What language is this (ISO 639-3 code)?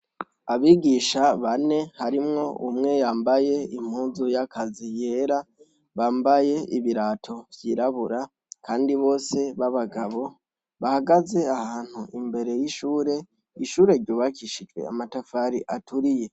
run